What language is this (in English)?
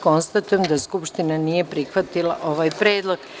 Serbian